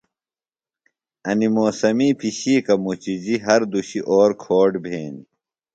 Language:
Phalura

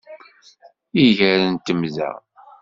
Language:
Kabyle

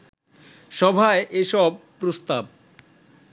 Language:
Bangla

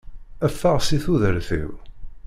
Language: Kabyle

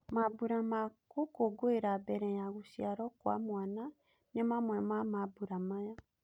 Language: Kikuyu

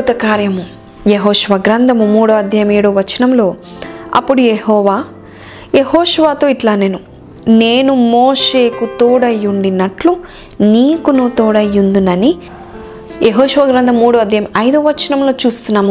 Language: Telugu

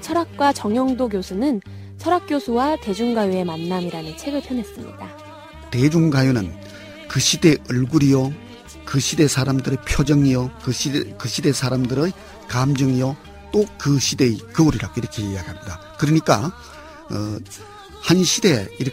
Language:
Korean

